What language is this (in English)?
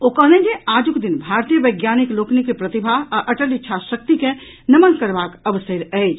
Maithili